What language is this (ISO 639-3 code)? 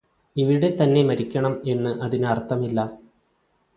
mal